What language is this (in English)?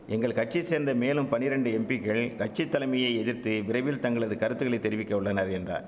Tamil